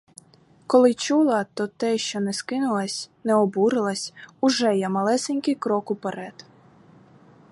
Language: Ukrainian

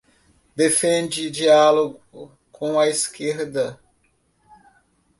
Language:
Portuguese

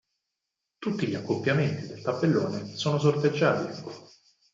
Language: Italian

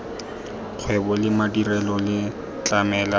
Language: Tswana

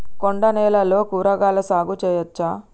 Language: Telugu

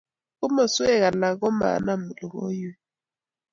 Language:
Kalenjin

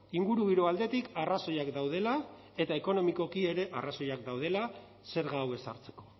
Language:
Basque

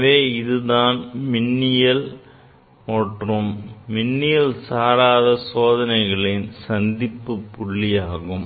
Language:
Tamil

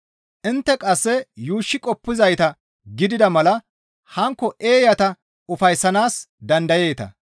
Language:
Gamo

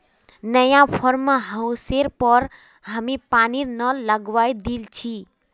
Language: Magahi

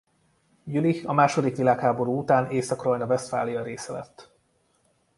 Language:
Hungarian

